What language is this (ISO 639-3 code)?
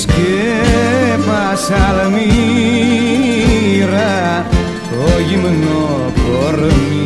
ell